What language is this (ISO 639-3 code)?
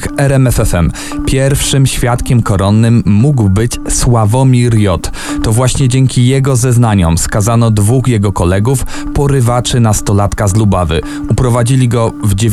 pol